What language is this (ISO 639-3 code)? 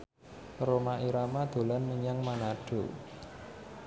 jav